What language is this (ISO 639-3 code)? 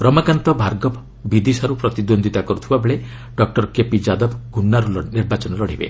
ori